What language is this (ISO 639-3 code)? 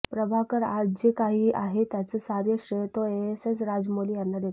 mar